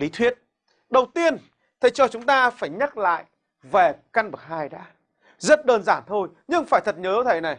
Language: Vietnamese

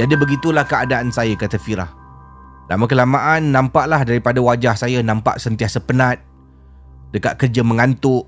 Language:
Malay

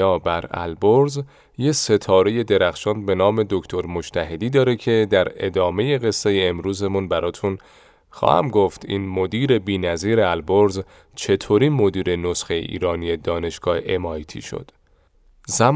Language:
Persian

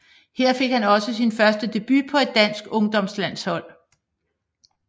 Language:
Danish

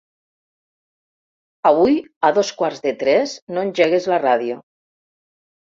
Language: Catalan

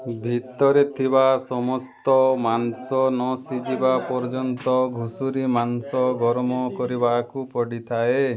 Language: Odia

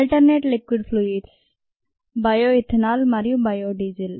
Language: Telugu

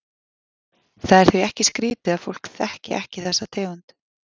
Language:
Icelandic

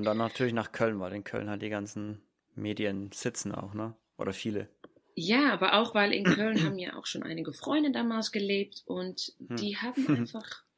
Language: German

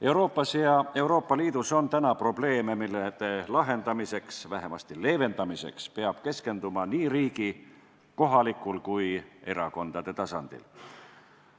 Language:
Estonian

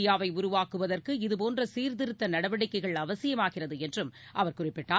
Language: Tamil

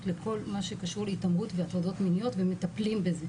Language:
Hebrew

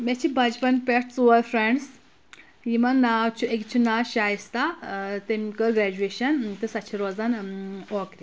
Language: Kashmiri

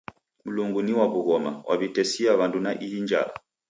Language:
Taita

